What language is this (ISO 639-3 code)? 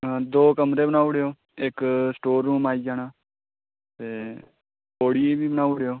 doi